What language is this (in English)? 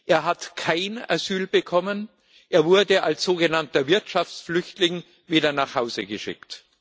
German